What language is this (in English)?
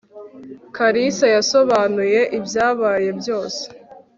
Kinyarwanda